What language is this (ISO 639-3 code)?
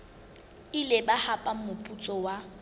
sot